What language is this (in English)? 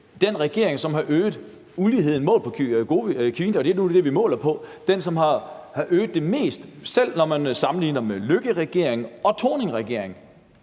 Danish